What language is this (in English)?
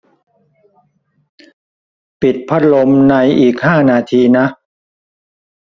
Thai